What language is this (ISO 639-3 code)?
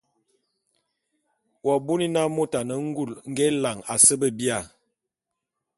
bum